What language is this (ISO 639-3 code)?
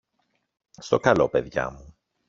ell